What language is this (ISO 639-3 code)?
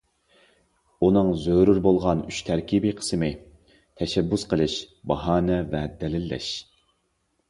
uig